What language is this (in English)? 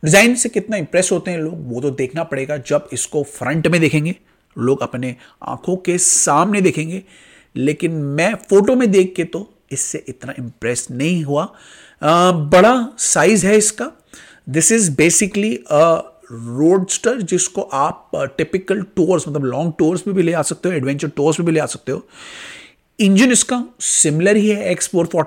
Hindi